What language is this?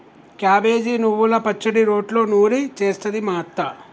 Telugu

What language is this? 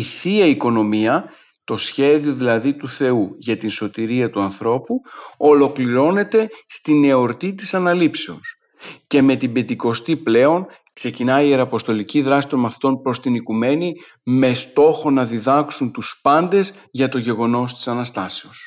Greek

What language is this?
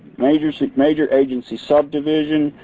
English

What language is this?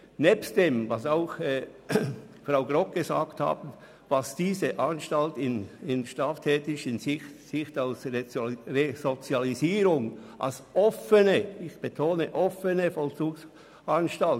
Swiss German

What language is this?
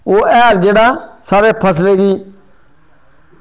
Dogri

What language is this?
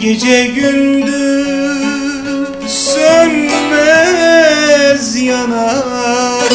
Turkish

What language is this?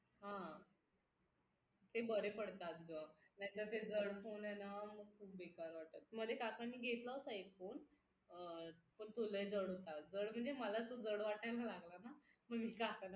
Marathi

